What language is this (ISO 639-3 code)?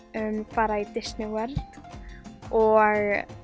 isl